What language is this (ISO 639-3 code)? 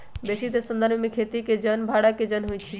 mag